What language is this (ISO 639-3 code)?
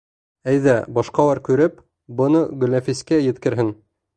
bak